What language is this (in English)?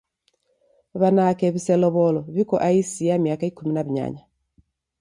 Taita